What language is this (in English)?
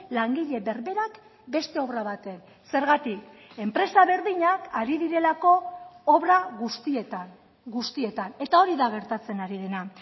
Basque